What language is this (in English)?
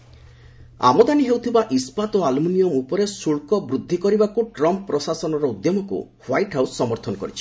Odia